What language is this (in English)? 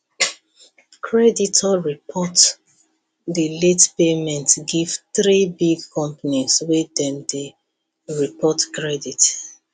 Nigerian Pidgin